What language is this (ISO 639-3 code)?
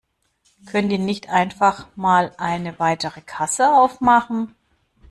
deu